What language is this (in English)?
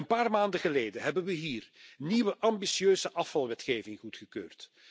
Dutch